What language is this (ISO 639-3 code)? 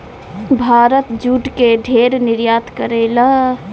bho